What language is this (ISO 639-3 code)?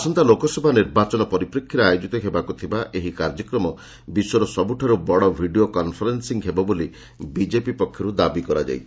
ori